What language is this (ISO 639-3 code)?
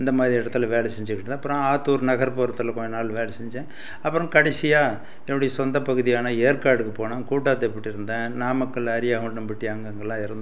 tam